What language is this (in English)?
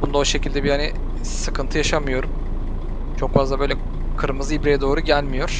Turkish